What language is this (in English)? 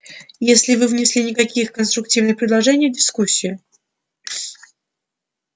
Russian